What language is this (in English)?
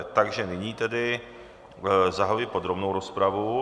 Czech